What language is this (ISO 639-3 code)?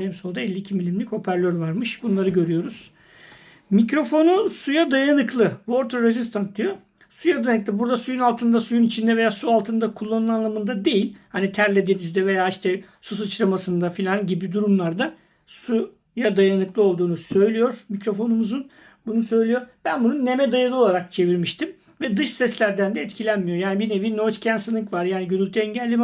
tur